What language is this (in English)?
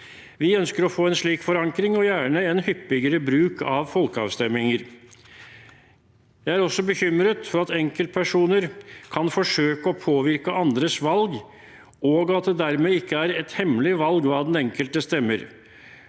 Norwegian